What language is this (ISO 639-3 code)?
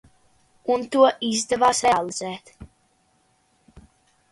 lav